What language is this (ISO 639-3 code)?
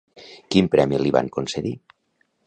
cat